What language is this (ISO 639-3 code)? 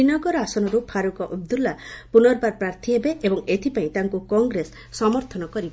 ori